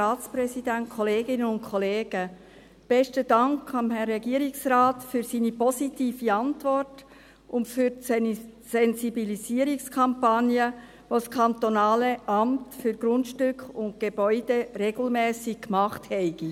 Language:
Swiss German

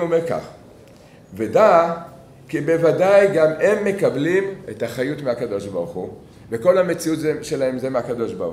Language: Hebrew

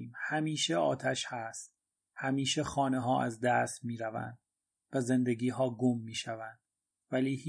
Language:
Persian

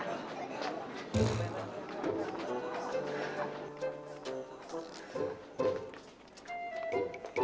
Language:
Indonesian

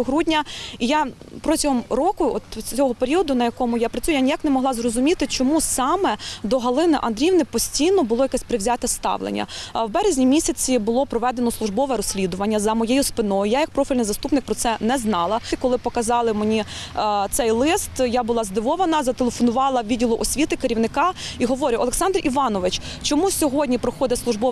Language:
Ukrainian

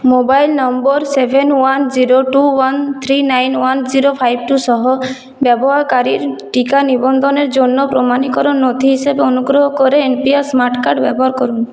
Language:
Bangla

